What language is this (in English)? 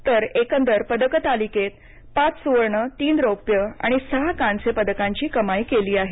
Marathi